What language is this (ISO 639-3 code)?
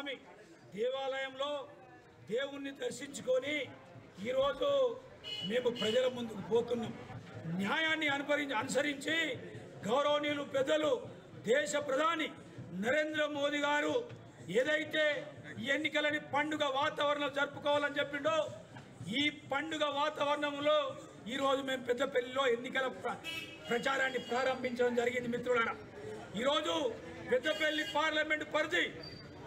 tel